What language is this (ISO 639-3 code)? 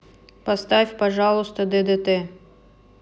rus